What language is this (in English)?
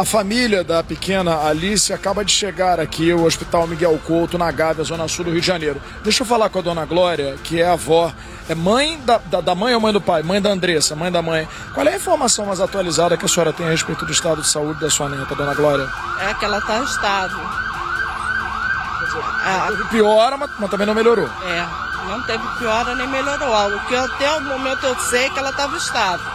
Portuguese